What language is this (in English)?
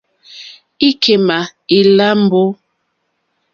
Mokpwe